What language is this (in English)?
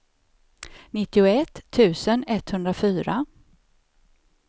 Swedish